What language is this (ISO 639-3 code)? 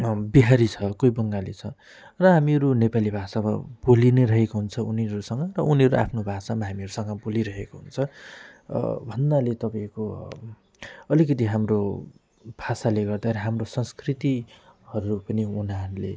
nep